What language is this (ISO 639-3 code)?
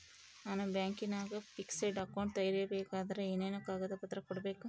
kan